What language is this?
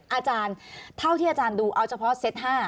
Thai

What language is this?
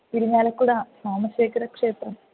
Sanskrit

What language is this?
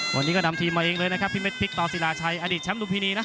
Thai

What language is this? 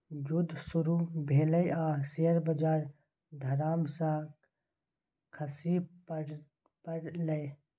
Maithili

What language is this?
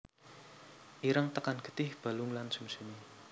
Javanese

